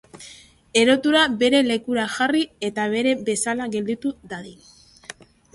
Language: Basque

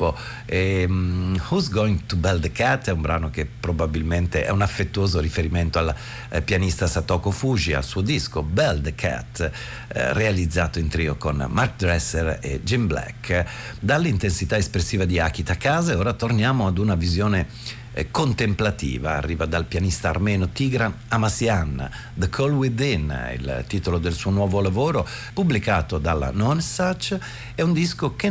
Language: Italian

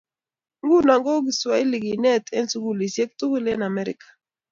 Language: Kalenjin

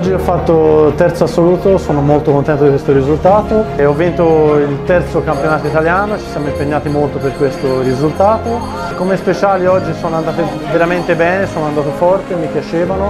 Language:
Italian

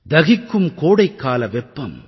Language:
Tamil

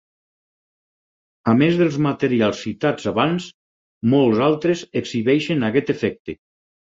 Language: Catalan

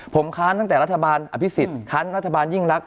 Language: Thai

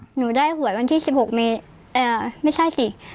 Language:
Thai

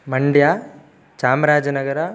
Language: Sanskrit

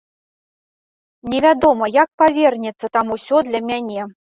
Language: Belarusian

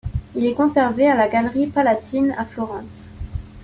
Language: French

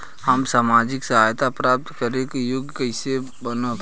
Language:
Bhojpuri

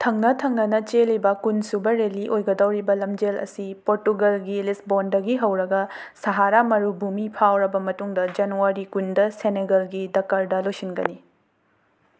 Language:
Manipuri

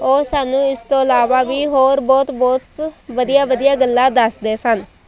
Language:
Punjabi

